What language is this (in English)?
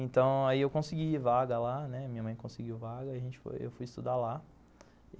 Portuguese